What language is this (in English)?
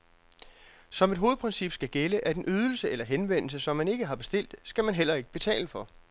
Danish